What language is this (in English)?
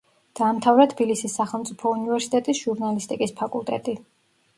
Georgian